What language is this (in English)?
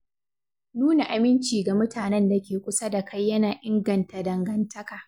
Hausa